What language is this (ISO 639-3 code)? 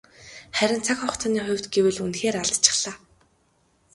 mon